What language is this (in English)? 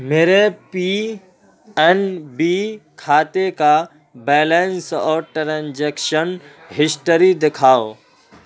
Urdu